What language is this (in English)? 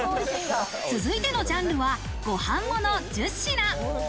Japanese